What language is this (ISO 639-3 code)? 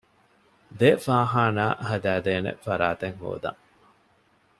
div